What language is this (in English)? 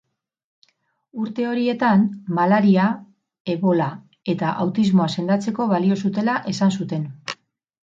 Basque